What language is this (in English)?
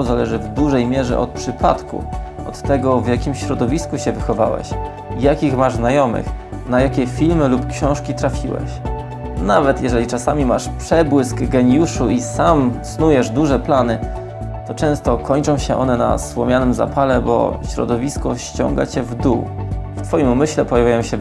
Polish